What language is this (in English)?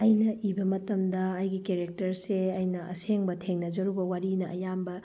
Manipuri